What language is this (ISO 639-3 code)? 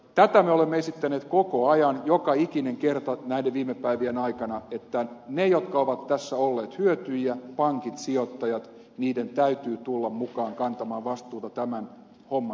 fin